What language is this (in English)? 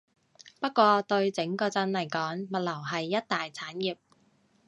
Cantonese